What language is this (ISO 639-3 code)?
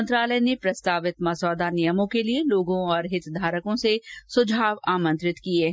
hin